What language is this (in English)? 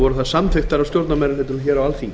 Icelandic